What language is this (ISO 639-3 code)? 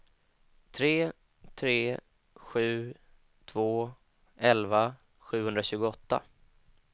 swe